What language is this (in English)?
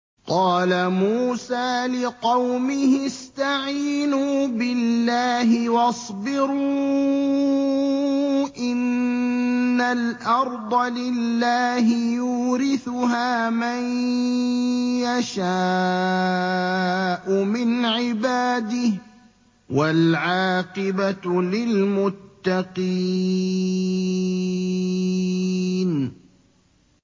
Arabic